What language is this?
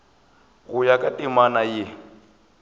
Northern Sotho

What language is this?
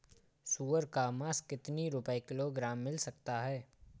Hindi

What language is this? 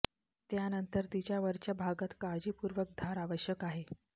Marathi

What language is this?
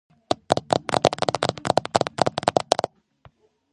Georgian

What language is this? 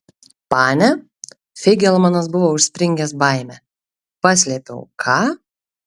Lithuanian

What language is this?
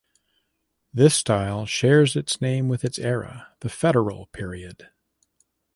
English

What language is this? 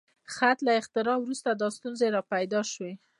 Pashto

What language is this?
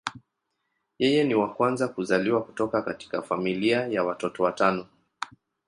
Swahili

